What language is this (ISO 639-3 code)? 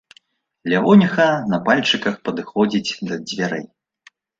bel